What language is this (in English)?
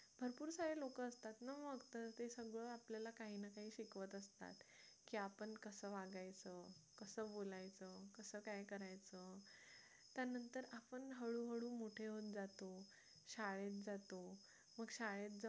Marathi